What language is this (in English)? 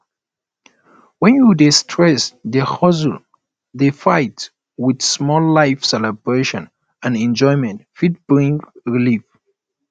Nigerian Pidgin